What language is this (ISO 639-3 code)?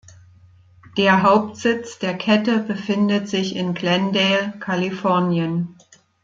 deu